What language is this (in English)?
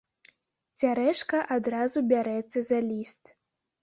Belarusian